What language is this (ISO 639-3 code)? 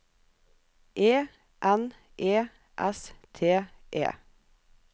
nor